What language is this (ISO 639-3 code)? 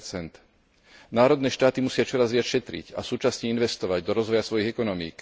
slk